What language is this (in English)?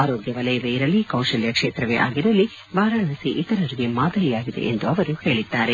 Kannada